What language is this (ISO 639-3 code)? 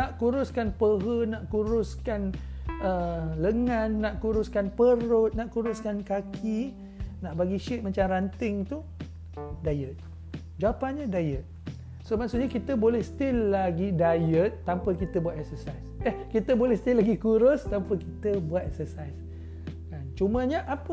msa